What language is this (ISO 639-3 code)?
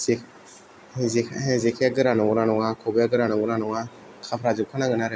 brx